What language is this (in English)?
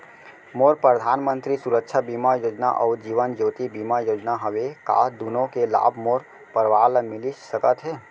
Chhattisgarhi